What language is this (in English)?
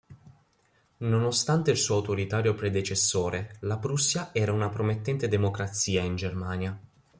Italian